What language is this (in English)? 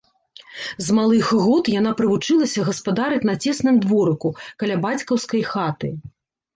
Belarusian